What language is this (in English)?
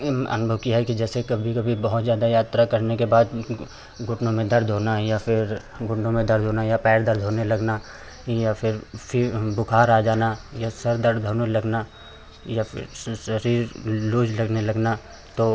Hindi